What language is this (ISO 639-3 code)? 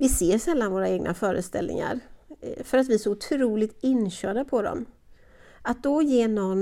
swe